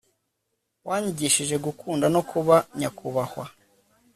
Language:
Kinyarwanda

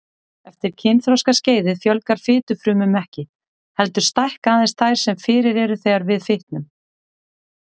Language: Icelandic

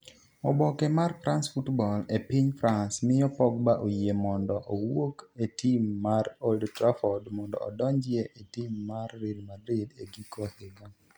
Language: Luo (Kenya and Tanzania)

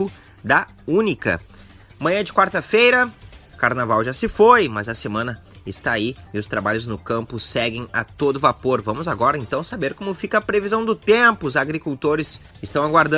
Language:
Portuguese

